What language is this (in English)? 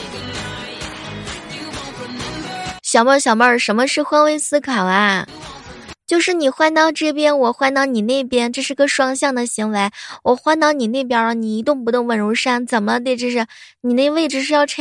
Chinese